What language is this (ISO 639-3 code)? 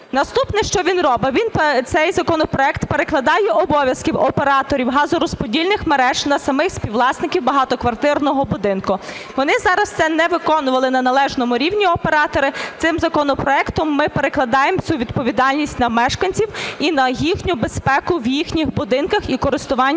ukr